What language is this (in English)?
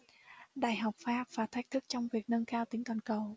Vietnamese